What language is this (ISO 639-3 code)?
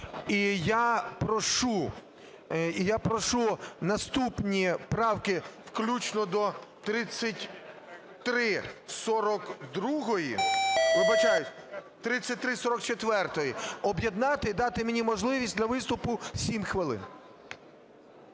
ukr